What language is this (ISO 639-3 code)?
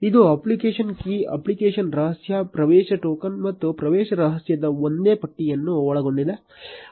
kan